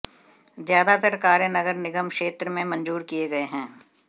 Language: Hindi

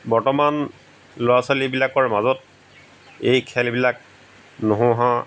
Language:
Assamese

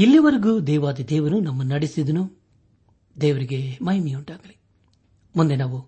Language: Kannada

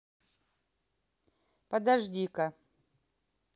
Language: Russian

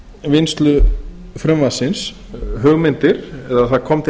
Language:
Icelandic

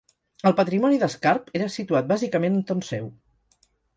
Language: Catalan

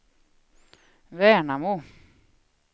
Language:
Swedish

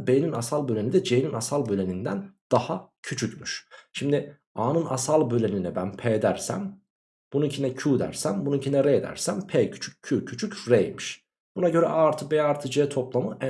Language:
Turkish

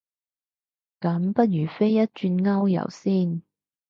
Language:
Cantonese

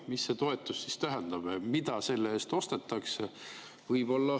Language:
Estonian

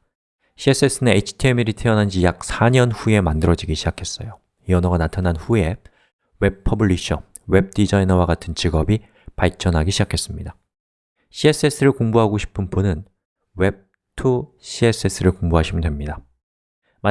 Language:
Korean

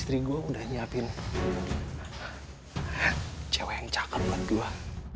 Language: Indonesian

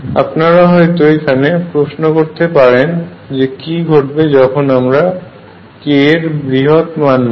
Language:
Bangla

